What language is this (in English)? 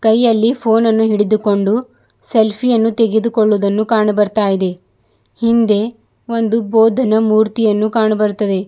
Kannada